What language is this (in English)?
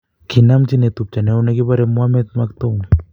Kalenjin